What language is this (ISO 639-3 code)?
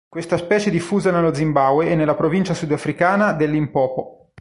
ita